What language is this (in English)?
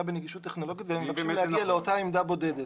Hebrew